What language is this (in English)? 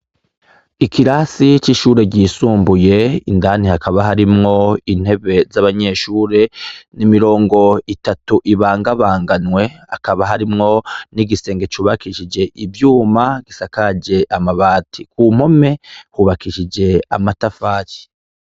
Rundi